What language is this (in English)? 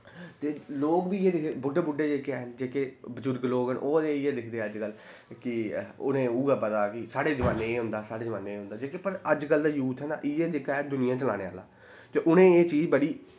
Dogri